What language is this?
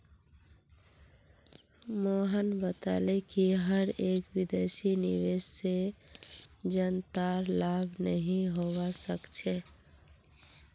Magahi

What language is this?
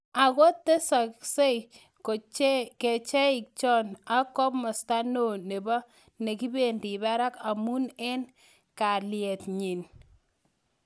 Kalenjin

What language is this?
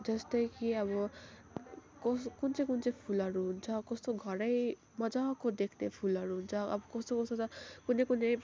Nepali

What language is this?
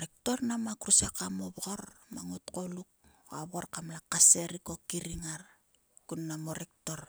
Sulka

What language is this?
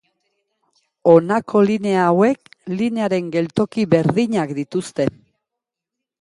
Basque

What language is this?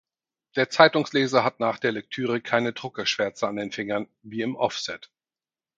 German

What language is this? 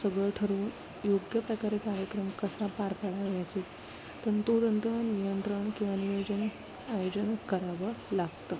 Marathi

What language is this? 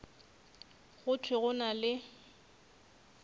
Northern Sotho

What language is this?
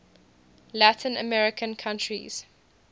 English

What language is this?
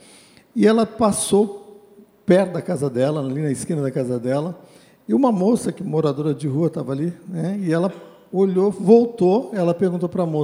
Portuguese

